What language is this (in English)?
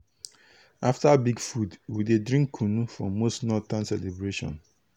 Nigerian Pidgin